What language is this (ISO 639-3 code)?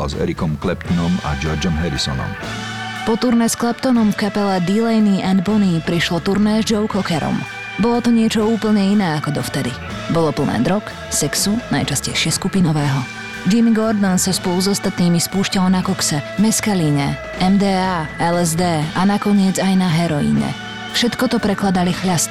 slk